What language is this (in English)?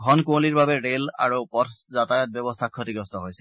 Assamese